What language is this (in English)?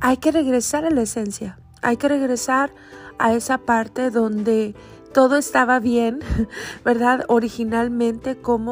Spanish